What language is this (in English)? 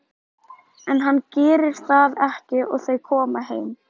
Icelandic